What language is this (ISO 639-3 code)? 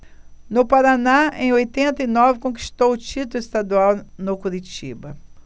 por